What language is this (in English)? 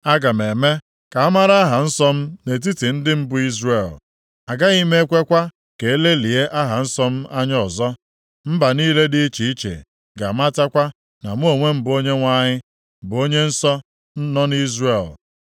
Igbo